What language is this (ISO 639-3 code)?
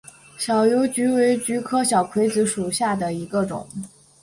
zho